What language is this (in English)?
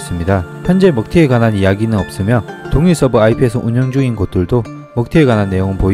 Korean